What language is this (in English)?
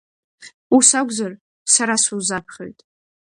Abkhazian